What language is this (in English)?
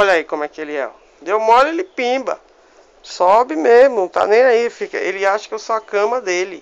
Portuguese